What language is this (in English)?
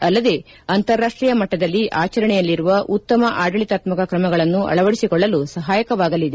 Kannada